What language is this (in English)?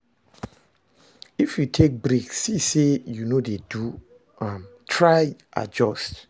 Nigerian Pidgin